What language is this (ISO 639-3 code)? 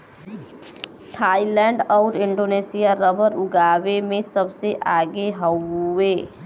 bho